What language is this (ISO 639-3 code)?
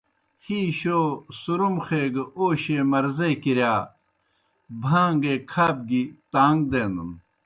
plk